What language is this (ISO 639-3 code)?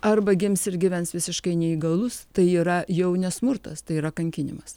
lit